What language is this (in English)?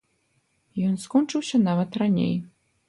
Belarusian